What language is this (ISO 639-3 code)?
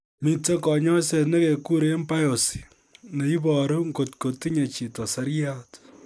kln